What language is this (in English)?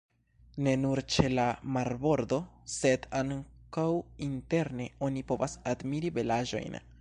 Esperanto